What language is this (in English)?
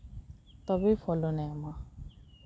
Santali